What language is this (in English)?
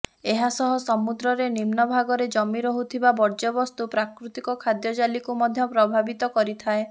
Odia